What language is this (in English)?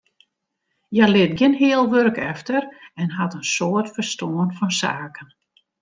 Western Frisian